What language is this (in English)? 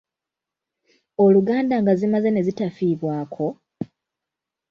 Ganda